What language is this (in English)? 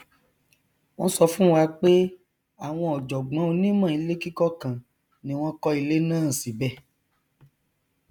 Yoruba